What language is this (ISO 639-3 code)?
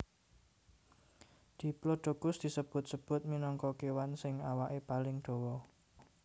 jav